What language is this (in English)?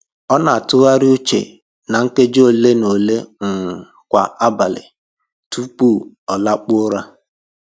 Igbo